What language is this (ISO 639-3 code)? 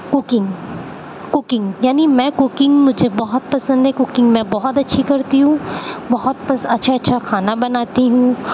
urd